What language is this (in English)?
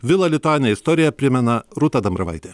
Lithuanian